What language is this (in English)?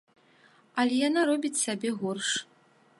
Belarusian